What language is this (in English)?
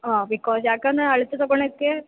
Kannada